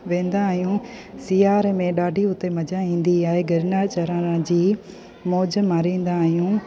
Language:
Sindhi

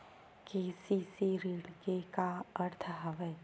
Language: Chhattisgarhi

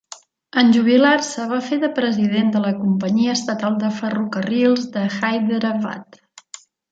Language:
Catalan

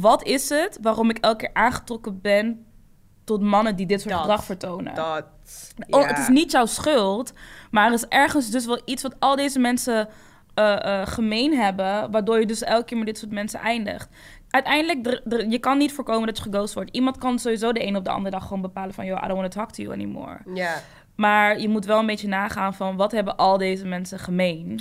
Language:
Dutch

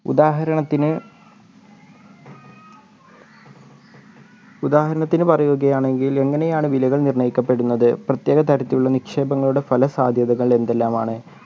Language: Malayalam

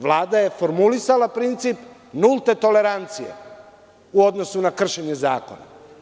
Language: Serbian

